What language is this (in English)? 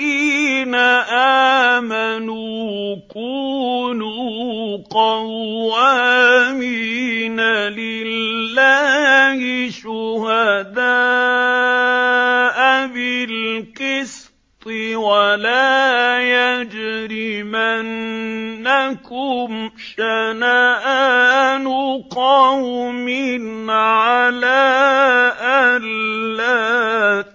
Arabic